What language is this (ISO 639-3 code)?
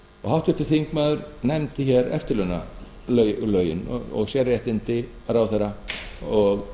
isl